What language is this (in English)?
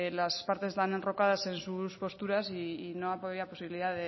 Spanish